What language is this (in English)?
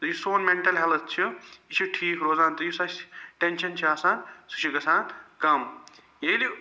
Kashmiri